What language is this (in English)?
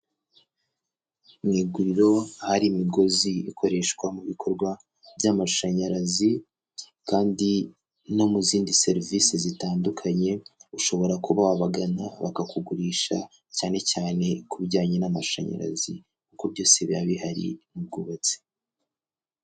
Kinyarwanda